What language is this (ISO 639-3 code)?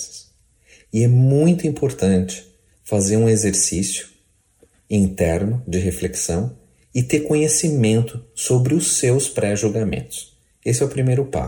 por